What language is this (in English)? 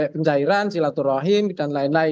Indonesian